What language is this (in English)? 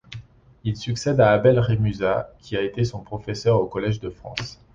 French